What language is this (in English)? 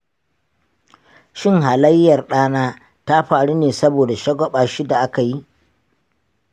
Hausa